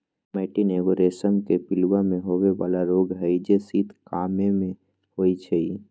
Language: Magahi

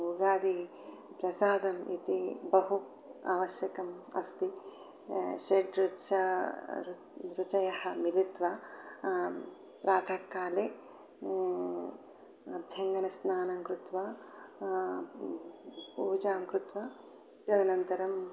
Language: Sanskrit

